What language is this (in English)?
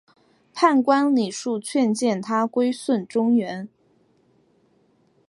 Chinese